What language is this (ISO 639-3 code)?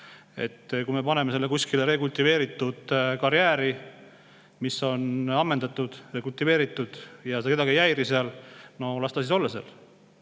est